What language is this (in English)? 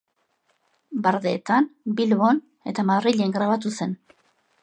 Basque